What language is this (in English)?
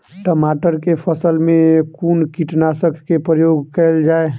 Maithili